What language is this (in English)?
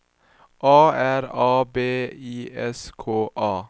Swedish